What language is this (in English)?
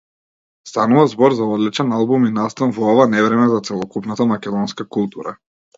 Macedonian